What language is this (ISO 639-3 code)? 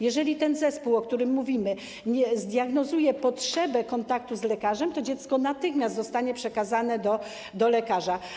pol